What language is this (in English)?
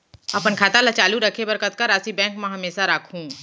Chhattisgarhi